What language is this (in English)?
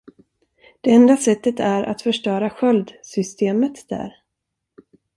Swedish